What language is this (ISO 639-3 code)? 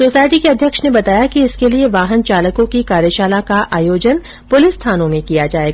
hin